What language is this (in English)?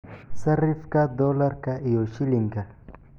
Somali